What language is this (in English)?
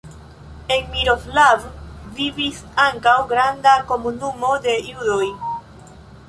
Esperanto